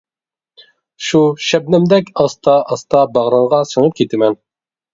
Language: Uyghur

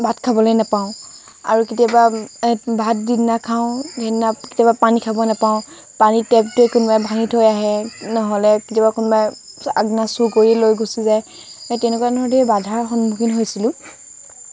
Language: Assamese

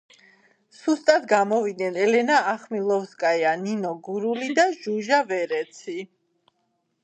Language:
Georgian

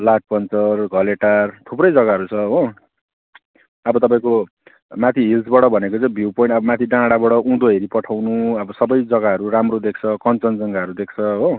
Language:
Nepali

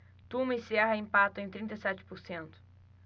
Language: Portuguese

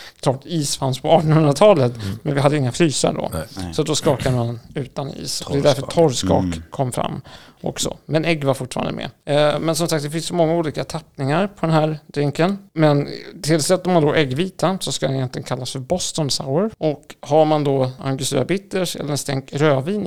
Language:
Swedish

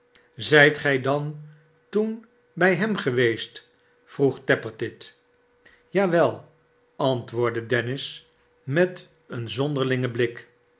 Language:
Dutch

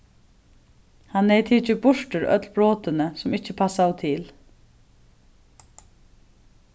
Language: Faroese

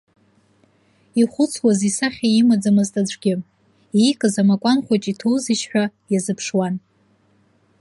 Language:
Abkhazian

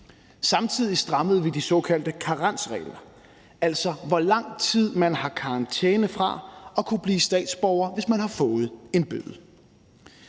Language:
Danish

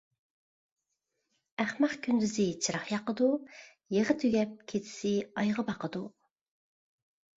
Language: Uyghur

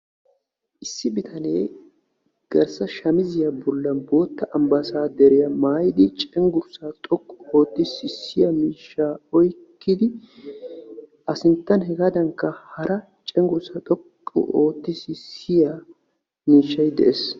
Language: Wolaytta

